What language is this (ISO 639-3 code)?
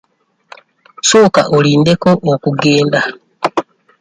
lug